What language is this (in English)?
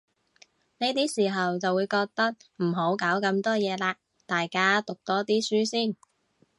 Cantonese